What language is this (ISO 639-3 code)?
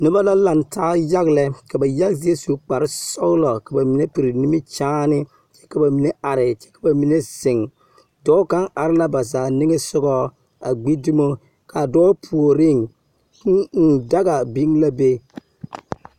dga